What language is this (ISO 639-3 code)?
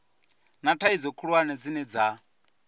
ven